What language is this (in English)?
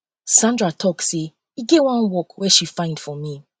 Nigerian Pidgin